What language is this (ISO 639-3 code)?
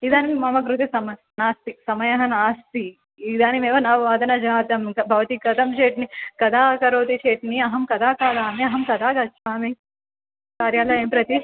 san